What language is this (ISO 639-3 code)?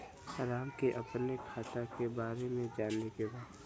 bho